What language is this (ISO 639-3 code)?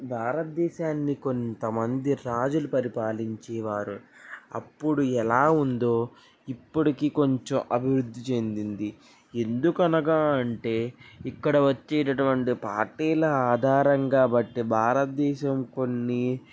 tel